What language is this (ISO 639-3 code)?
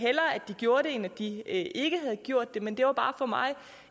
dan